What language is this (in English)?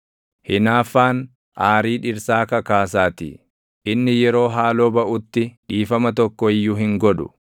Oromo